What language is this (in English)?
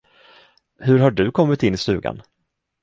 Swedish